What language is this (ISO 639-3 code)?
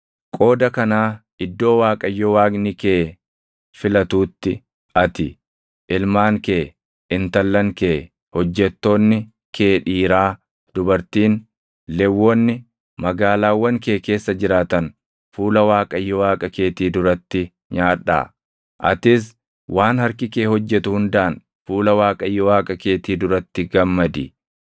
orm